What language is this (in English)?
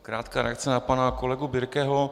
Czech